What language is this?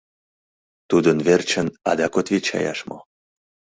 Mari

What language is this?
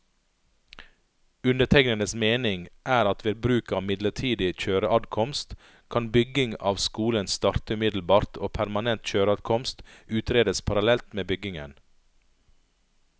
Norwegian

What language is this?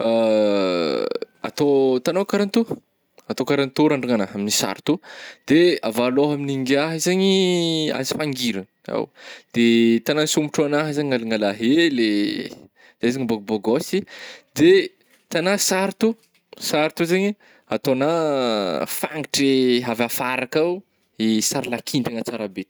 Northern Betsimisaraka Malagasy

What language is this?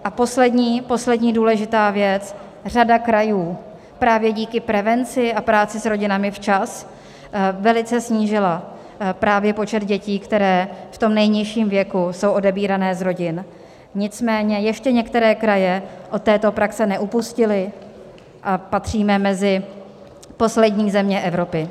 Czech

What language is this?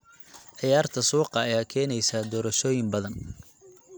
Somali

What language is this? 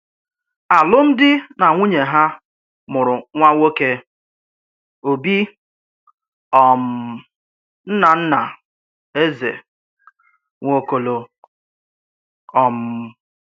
Igbo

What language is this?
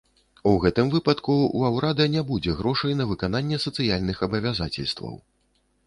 Belarusian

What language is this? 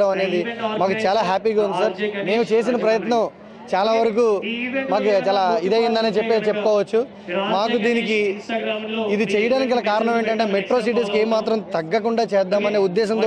Telugu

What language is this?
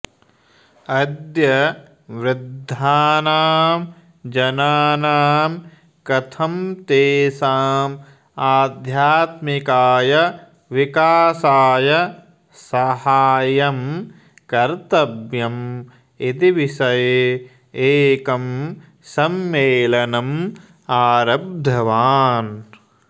Sanskrit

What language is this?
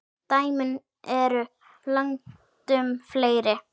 Icelandic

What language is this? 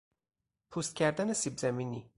Persian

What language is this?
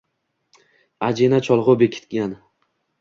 Uzbek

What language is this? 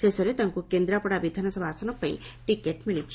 Odia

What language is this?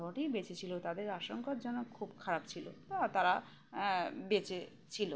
Bangla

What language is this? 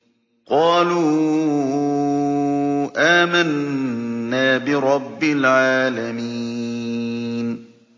Arabic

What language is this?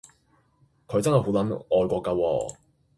Cantonese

